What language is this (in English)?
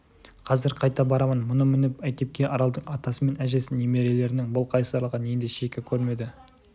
Kazakh